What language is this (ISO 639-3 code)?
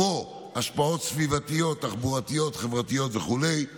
heb